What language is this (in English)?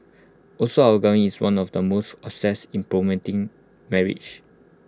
English